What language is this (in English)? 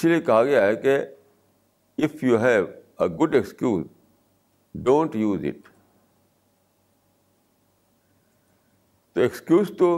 Urdu